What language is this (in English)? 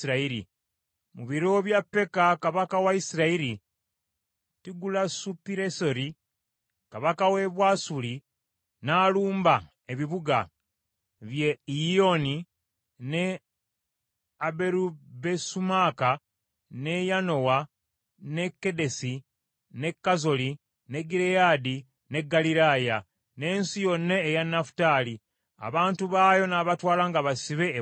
Ganda